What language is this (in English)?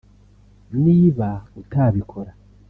Kinyarwanda